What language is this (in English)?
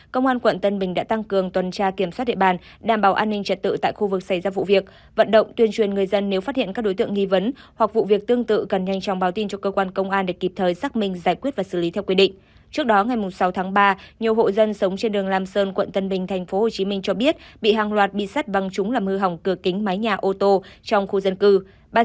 Vietnamese